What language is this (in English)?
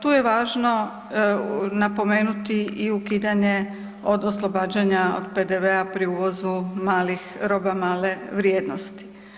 Croatian